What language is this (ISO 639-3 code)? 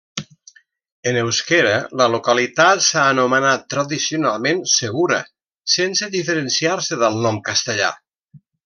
cat